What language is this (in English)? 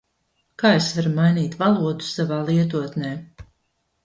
Latvian